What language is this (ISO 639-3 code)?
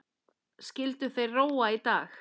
isl